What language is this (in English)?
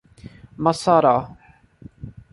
Portuguese